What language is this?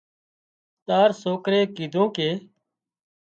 Wadiyara Koli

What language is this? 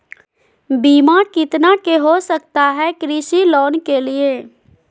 Magahi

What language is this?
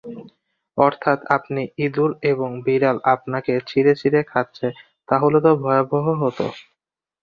Bangla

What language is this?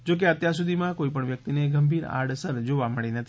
Gujarati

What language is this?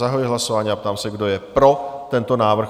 Czech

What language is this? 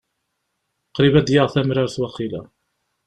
Kabyle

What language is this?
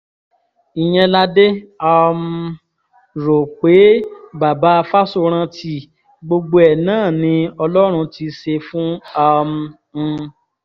Yoruba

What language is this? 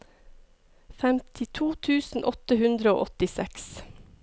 Norwegian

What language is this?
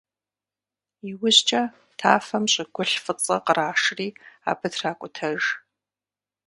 Kabardian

